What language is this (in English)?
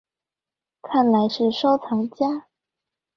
Chinese